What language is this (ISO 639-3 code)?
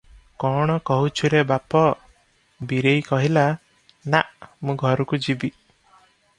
ori